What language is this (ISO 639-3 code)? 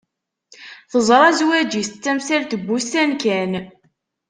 kab